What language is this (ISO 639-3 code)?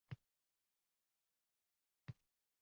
uzb